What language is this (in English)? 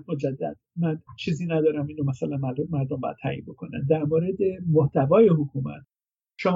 Persian